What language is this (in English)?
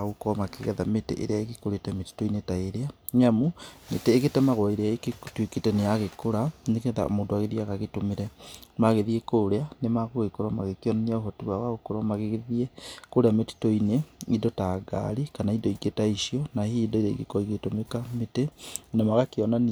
Kikuyu